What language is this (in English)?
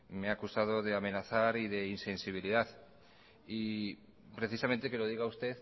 Spanish